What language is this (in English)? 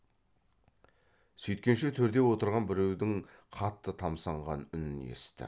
Kazakh